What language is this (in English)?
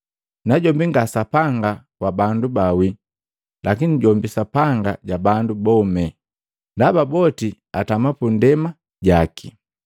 Matengo